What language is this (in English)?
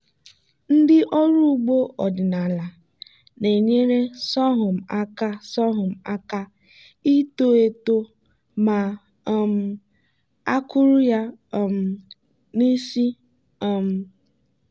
Igbo